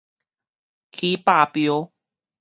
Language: Min Nan Chinese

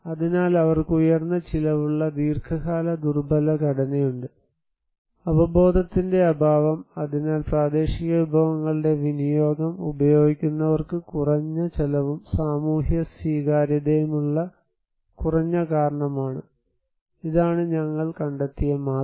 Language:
Malayalam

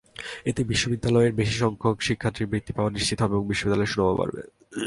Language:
Bangla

